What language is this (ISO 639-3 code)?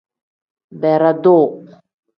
kdh